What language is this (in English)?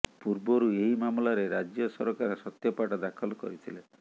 Odia